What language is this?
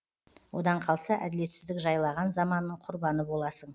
Kazakh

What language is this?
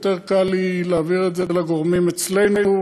Hebrew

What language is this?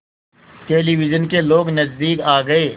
Hindi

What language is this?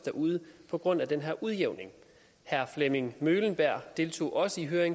Danish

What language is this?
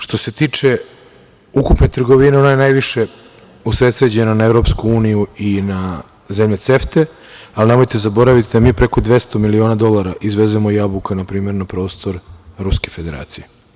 Serbian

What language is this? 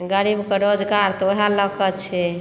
Maithili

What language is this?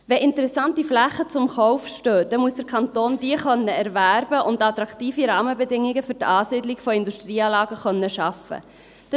Swiss German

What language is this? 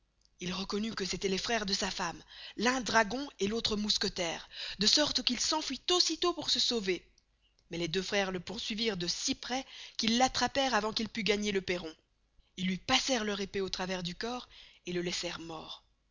French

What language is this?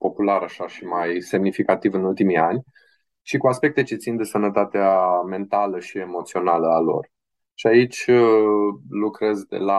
Romanian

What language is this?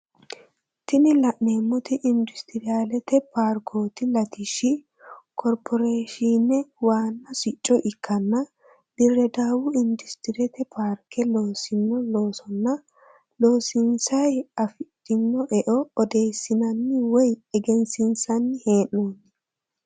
Sidamo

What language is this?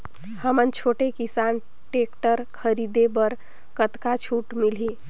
Chhattisgarhi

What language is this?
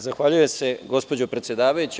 Serbian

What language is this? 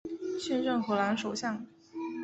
Chinese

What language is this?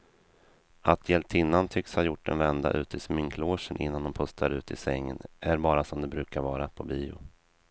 Swedish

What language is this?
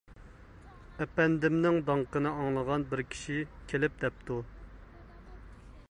Uyghur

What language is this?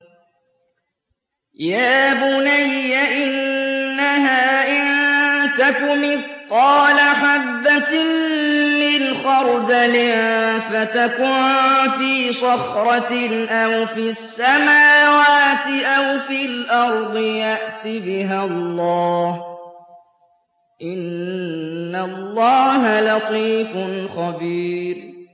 Arabic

